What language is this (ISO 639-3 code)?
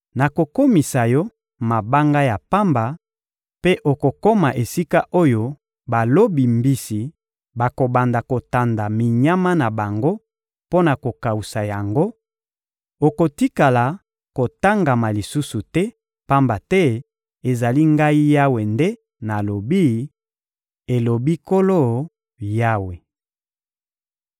lin